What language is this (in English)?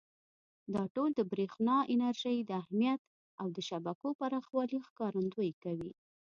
Pashto